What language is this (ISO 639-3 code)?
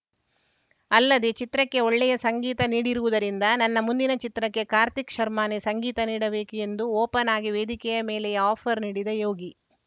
kan